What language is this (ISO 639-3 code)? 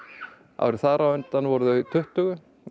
isl